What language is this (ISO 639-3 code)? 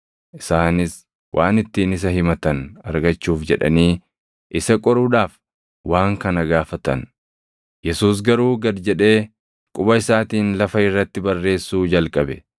orm